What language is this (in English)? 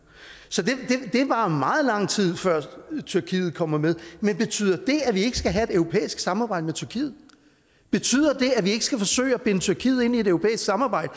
Danish